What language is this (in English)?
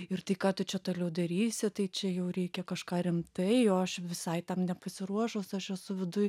Lithuanian